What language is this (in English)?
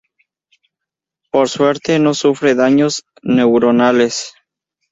Spanish